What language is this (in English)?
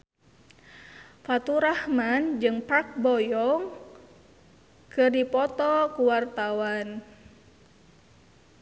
Sundanese